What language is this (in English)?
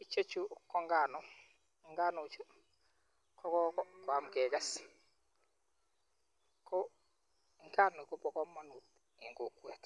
Kalenjin